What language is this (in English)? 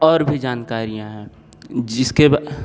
Hindi